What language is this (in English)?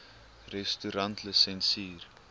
Afrikaans